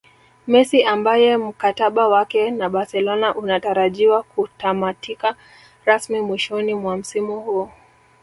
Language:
Swahili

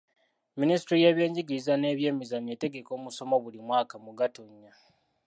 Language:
Ganda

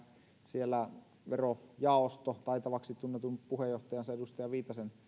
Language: Finnish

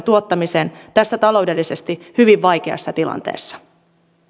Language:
Finnish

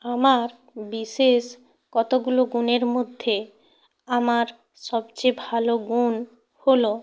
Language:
Bangla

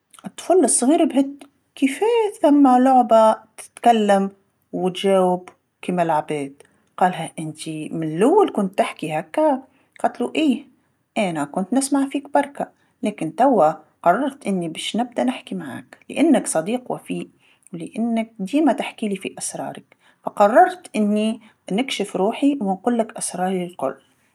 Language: Tunisian Arabic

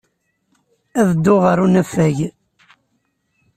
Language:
Kabyle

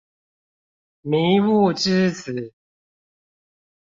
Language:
Chinese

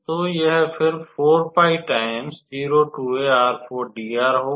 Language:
Hindi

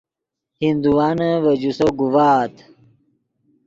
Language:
Yidgha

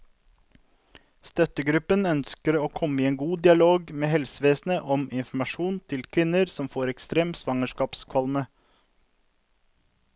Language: Norwegian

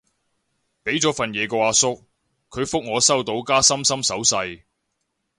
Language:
Cantonese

